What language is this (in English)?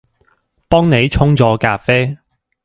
Cantonese